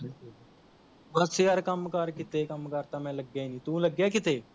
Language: Punjabi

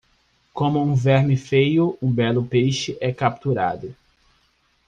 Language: Portuguese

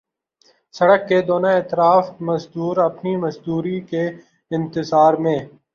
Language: Urdu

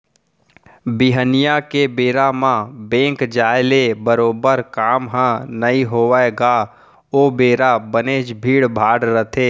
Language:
Chhattisgarhi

